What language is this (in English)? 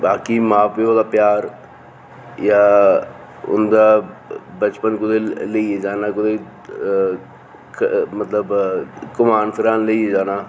Dogri